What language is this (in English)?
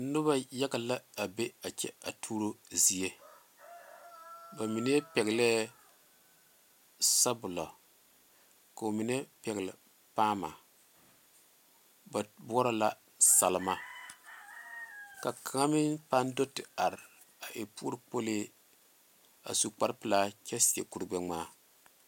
Southern Dagaare